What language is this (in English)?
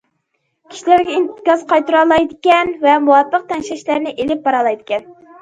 Uyghur